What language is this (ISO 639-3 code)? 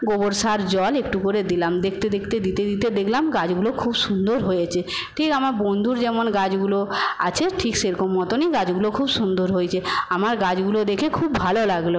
ben